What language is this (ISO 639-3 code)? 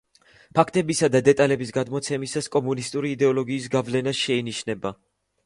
kat